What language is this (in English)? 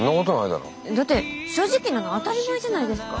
Japanese